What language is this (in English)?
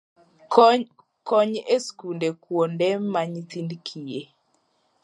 Luo (Kenya and Tanzania)